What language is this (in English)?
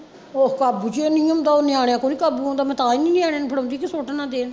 Punjabi